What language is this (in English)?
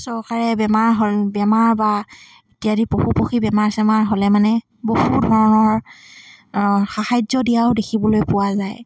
Assamese